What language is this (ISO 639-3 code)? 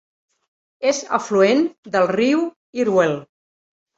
cat